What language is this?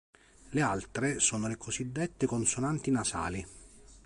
Italian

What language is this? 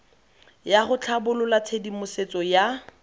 Tswana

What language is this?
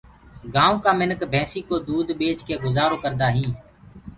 Gurgula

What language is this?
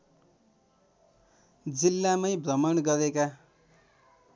Nepali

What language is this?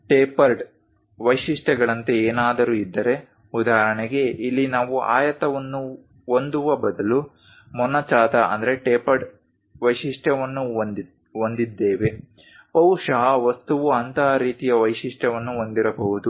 Kannada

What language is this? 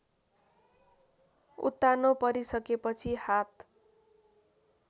Nepali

